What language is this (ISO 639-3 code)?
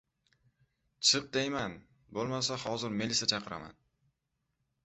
uzb